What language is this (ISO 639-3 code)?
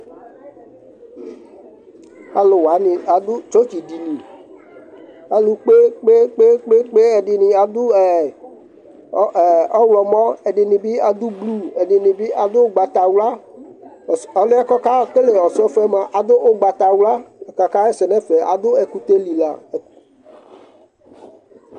kpo